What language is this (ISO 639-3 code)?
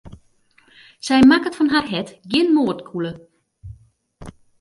fry